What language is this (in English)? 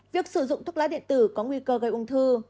Vietnamese